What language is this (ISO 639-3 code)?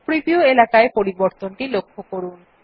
ben